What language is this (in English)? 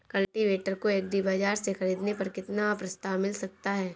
Hindi